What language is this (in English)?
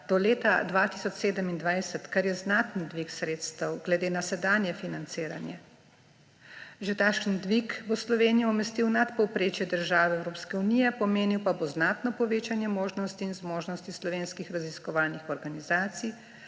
Slovenian